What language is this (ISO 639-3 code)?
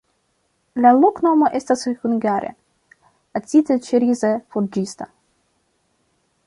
epo